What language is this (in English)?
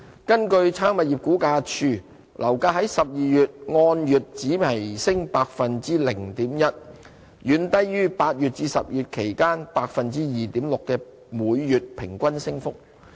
Cantonese